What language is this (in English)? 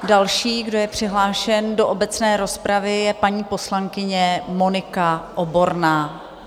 Czech